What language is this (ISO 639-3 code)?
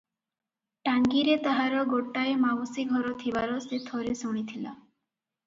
ori